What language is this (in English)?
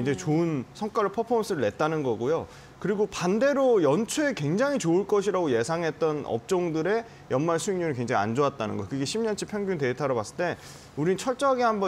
Korean